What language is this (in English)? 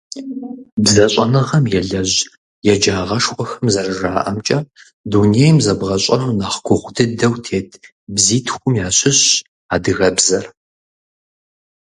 Kabardian